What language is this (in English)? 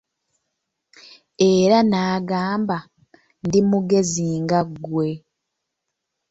Ganda